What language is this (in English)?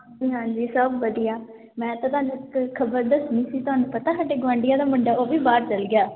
Punjabi